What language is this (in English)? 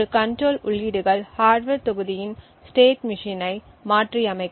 Tamil